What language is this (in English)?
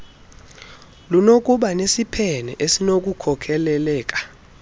Xhosa